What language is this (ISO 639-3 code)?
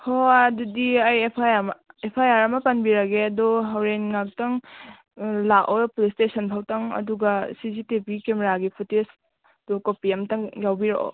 mni